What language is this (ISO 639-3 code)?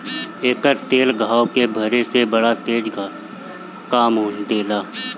bho